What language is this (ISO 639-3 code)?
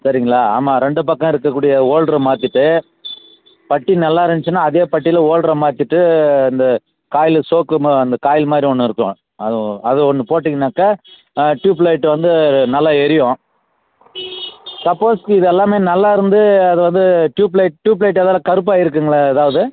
tam